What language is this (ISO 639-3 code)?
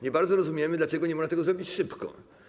pol